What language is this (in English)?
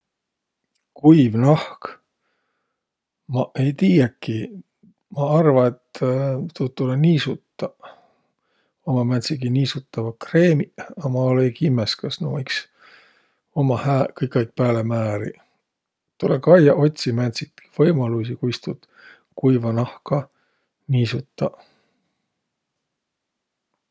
Võro